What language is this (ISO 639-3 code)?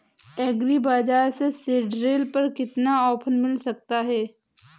hin